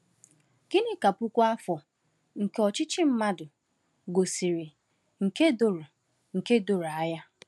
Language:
Igbo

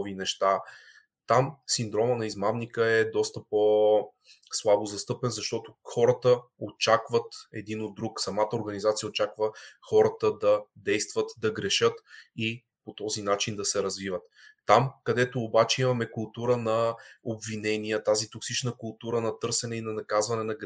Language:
Bulgarian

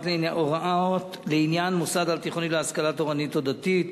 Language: Hebrew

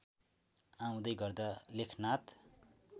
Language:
Nepali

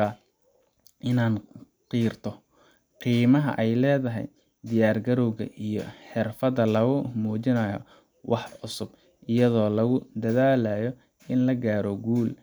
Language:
Somali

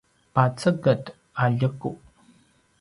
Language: Paiwan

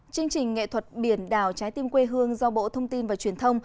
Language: Vietnamese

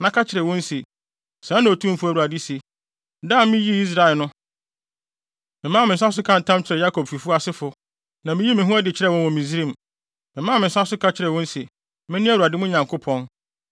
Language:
Akan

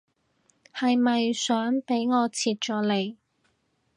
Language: Cantonese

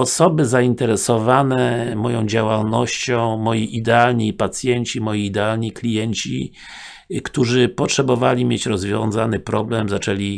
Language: Polish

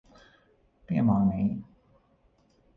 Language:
Latvian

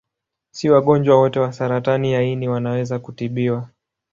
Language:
Swahili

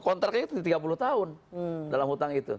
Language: Indonesian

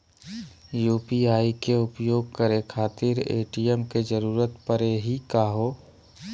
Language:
Magahi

